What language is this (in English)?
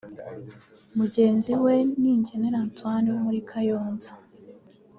Kinyarwanda